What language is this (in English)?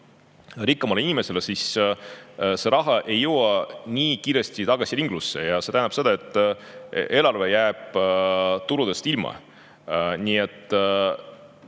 Estonian